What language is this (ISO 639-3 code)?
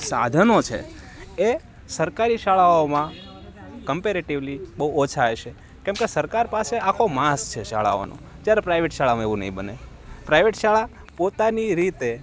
guj